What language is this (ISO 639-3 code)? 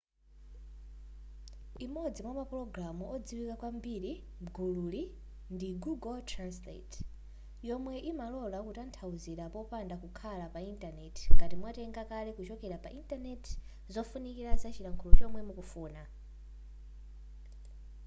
nya